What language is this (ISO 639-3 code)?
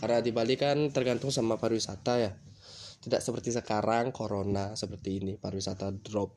ind